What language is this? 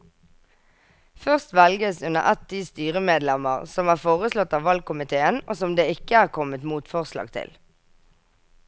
Norwegian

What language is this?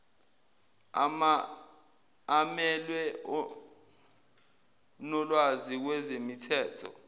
Zulu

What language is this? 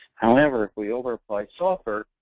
English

